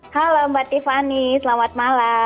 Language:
Indonesian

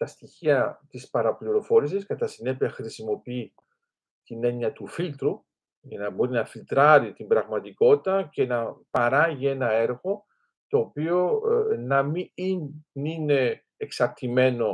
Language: Greek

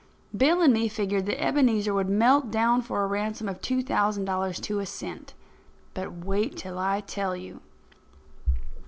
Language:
English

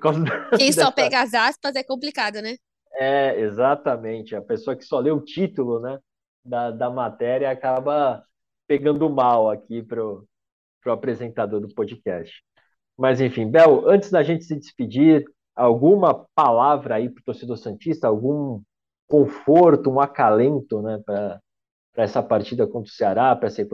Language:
Portuguese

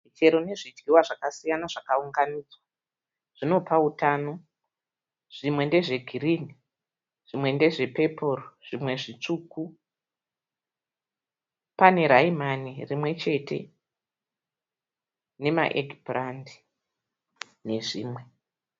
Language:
Shona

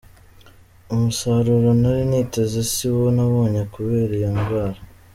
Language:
Kinyarwanda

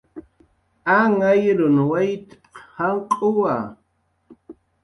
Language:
Jaqaru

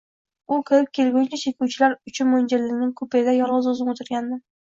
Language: Uzbek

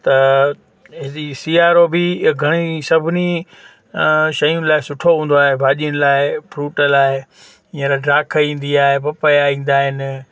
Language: Sindhi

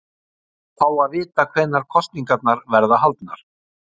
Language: Icelandic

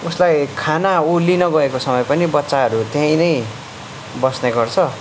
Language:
Nepali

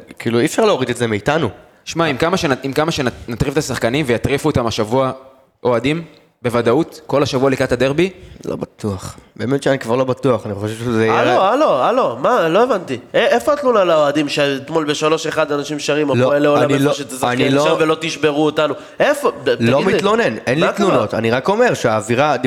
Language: Hebrew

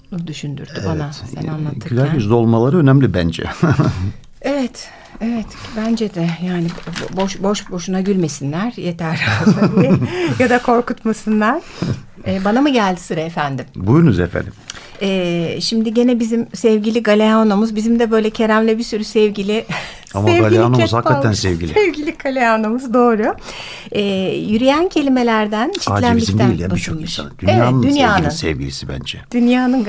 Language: Turkish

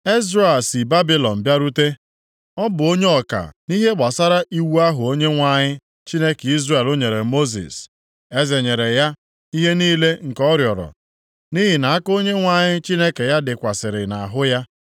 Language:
Igbo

